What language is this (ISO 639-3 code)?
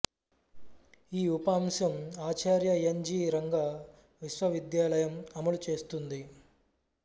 tel